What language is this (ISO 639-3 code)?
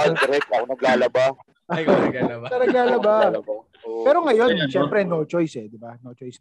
fil